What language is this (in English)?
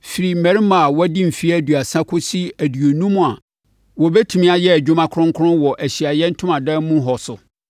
Akan